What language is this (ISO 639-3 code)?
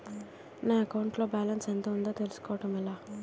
tel